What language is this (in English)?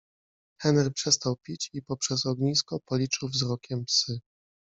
Polish